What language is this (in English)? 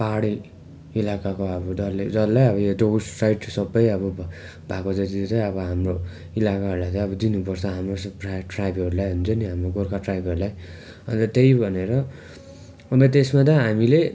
Nepali